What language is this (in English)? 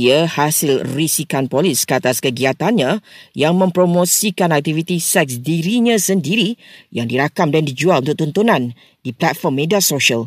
Malay